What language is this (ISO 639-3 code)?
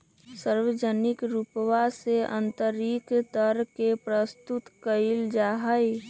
mag